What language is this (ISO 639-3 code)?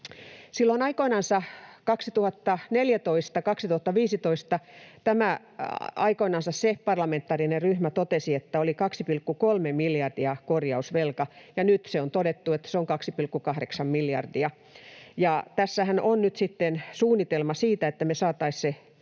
fin